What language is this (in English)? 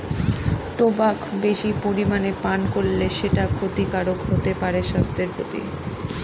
Bangla